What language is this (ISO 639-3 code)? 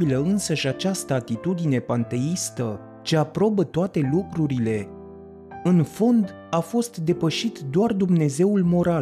ron